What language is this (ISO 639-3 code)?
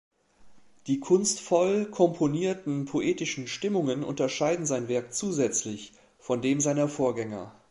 deu